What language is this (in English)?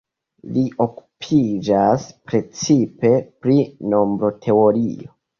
Esperanto